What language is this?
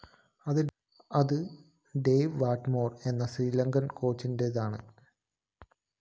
Malayalam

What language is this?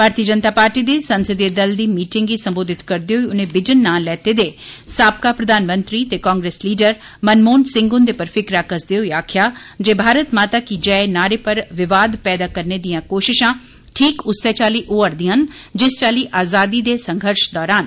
Dogri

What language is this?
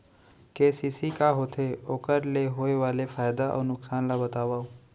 Chhattisgarhi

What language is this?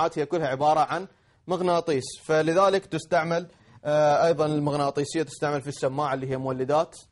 Arabic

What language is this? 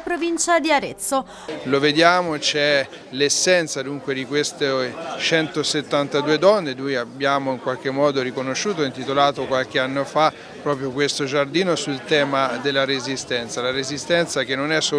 Italian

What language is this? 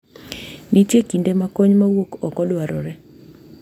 Luo (Kenya and Tanzania)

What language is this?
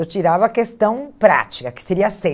Portuguese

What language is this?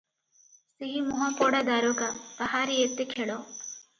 Odia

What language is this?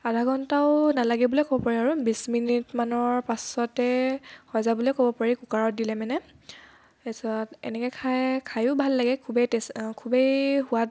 Assamese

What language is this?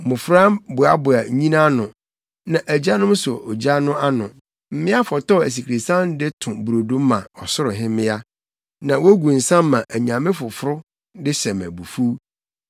Akan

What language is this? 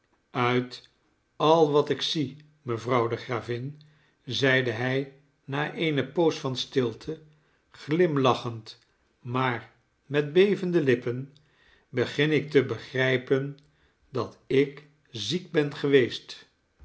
Dutch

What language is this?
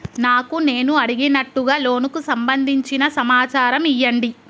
Telugu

